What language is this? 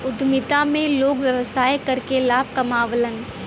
Bhojpuri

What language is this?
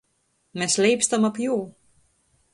Latgalian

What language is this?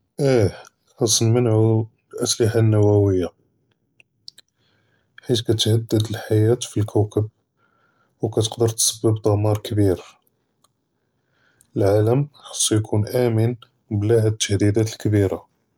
Judeo-Arabic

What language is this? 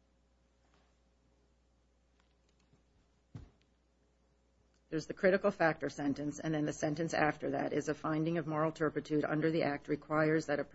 English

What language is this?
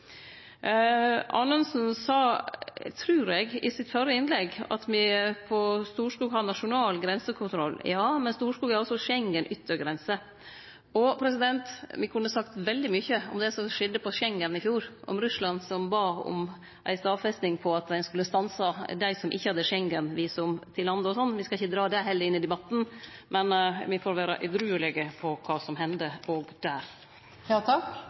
Norwegian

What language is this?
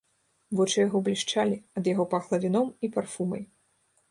Belarusian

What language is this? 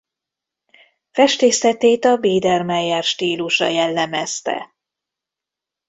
Hungarian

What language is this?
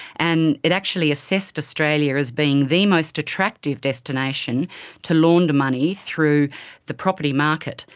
English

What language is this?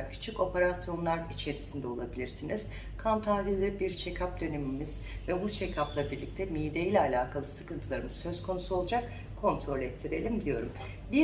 Turkish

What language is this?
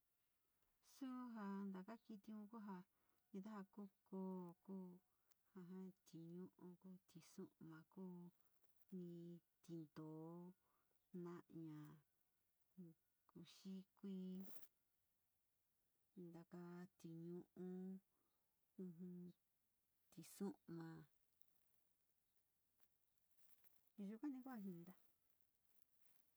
Sinicahua Mixtec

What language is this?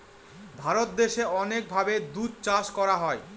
Bangla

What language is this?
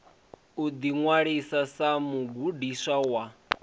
Venda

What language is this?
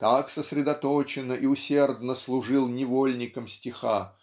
Russian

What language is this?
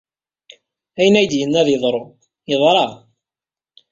Kabyle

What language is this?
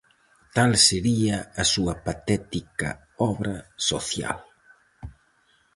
Galician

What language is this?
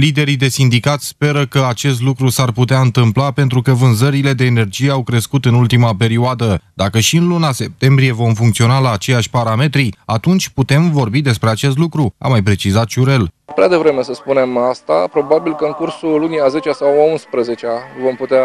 Romanian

